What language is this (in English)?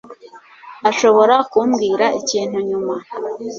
Kinyarwanda